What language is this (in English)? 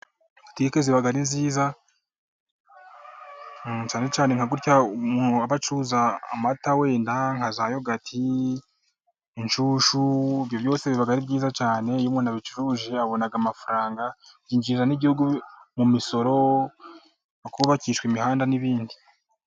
Kinyarwanda